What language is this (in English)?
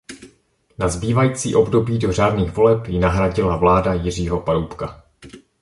Czech